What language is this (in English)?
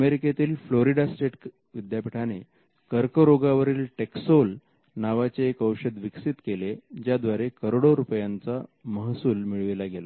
Marathi